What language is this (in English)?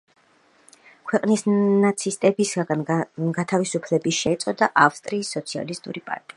Georgian